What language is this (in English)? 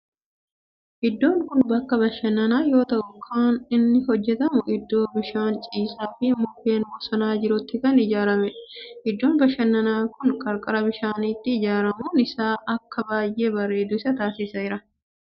Oromo